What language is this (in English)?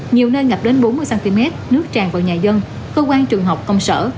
Vietnamese